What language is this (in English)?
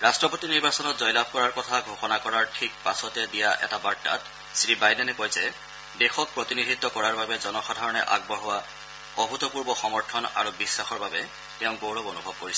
Assamese